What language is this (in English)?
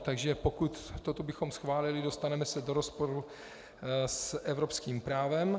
Czech